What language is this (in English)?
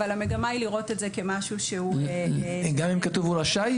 Hebrew